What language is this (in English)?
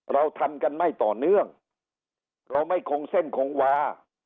Thai